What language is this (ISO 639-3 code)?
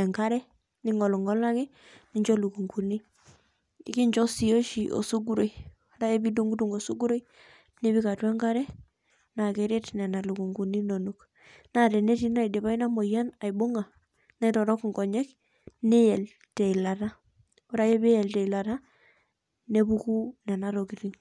mas